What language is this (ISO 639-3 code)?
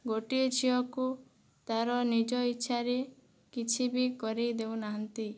ori